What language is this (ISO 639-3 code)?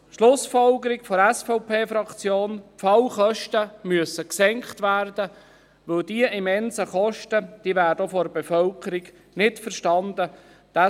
gsw